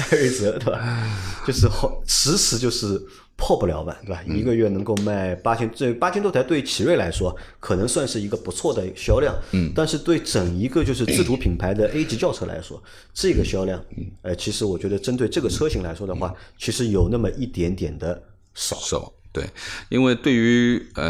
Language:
Chinese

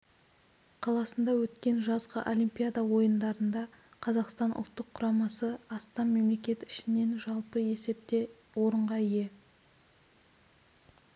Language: Kazakh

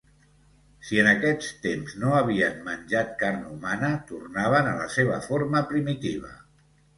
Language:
Catalan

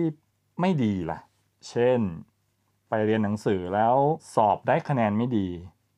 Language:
Thai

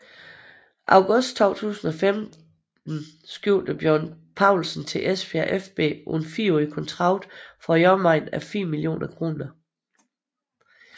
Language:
Danish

